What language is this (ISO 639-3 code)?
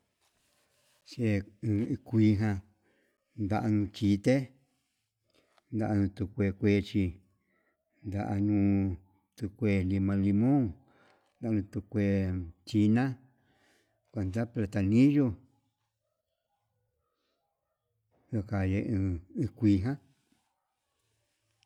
mab